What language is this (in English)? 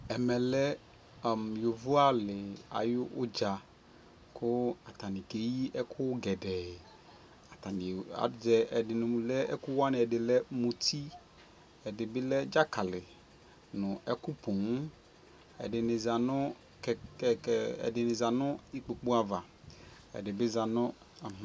Ikposo